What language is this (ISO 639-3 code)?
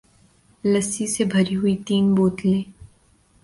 urd